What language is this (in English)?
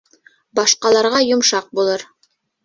Bashkir